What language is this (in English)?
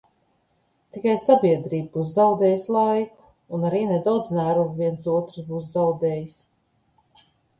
Latvian